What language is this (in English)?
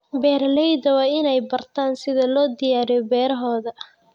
Somali